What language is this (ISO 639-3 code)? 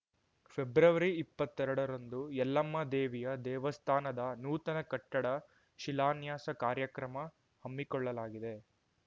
kan